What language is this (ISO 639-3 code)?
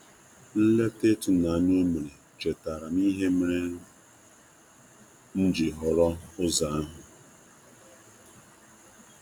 ibo